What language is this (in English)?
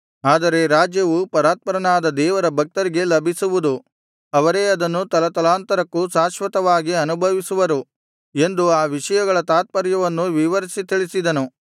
Kannada